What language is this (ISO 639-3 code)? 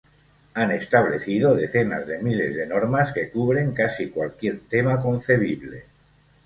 spa